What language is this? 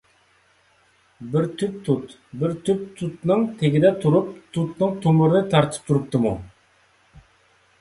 Uyghur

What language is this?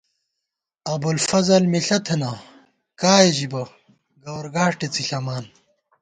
Gawar-Bati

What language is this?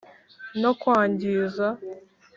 Kinyarwanda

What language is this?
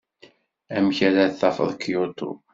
Kabyle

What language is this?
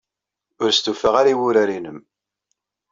Kabyle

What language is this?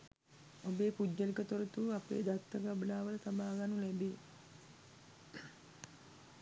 Sinhala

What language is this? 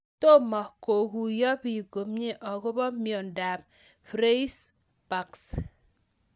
Kalenjin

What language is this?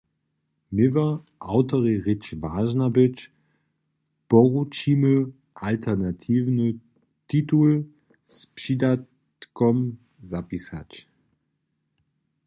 Upper Sorbian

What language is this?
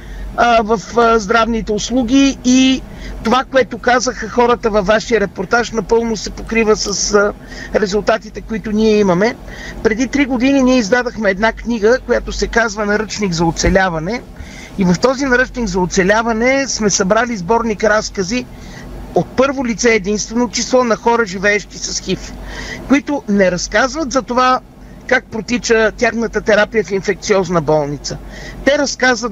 Bulgarian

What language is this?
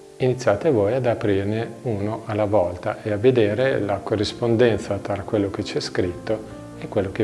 Italian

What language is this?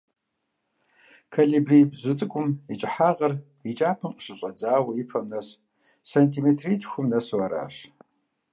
Kabardian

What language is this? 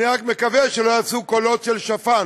Hebrew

